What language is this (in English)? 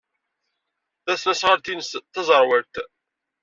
Kabyle